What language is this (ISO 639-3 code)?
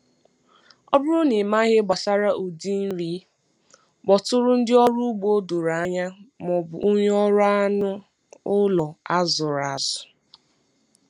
ibo